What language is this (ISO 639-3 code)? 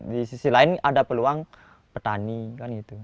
ind